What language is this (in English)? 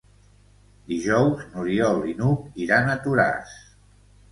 Catalan